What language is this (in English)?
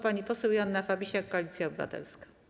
Polish